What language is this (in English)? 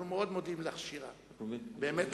Hebrew